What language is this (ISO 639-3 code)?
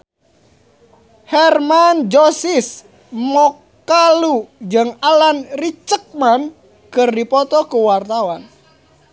sun